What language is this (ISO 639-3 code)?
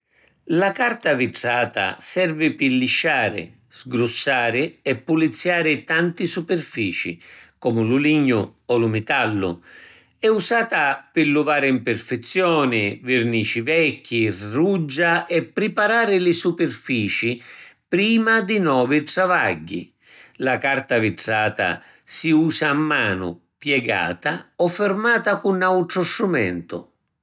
scn